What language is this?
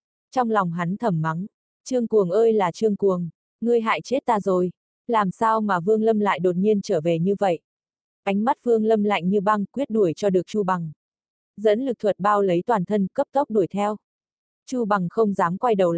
Vietnamese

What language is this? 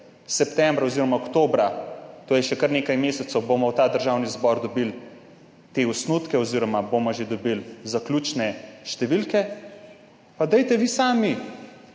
Slovenian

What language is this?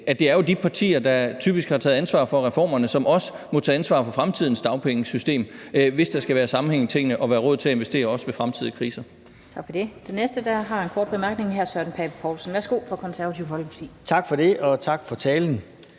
Danish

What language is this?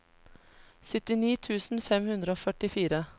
Norwegian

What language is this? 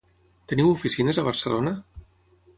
Catalan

